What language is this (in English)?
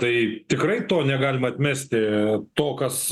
Lithuanian